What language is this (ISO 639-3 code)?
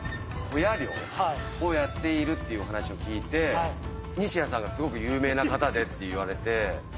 jpn